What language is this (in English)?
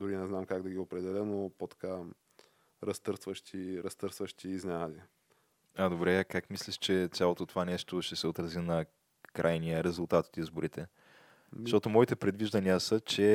Bulgarian